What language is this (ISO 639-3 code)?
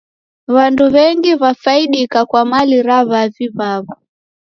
dav